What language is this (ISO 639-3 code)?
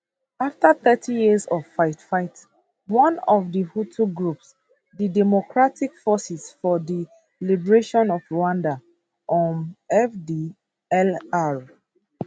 pcm